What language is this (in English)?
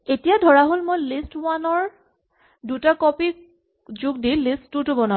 Assamese